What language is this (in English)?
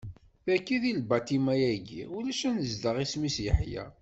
Kabyle